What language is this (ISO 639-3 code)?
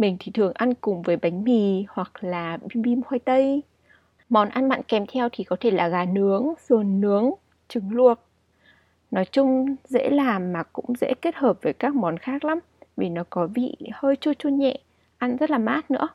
vie